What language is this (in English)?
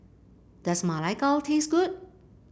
English